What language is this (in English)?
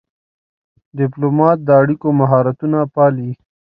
Pashto